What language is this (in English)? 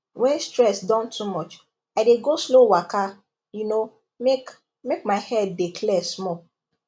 Nigerian Pidgin